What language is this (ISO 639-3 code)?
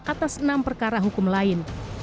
ind